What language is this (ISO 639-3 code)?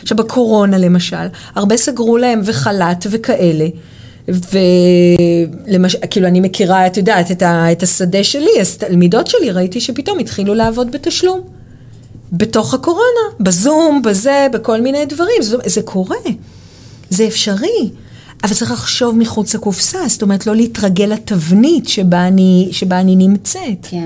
heb